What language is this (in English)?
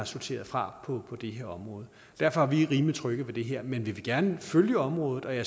Danish